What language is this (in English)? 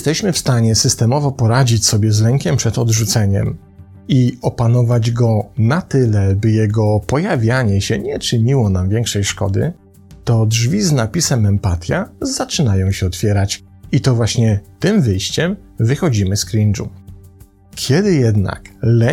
Polish